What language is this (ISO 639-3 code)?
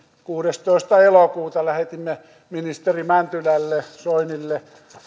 fin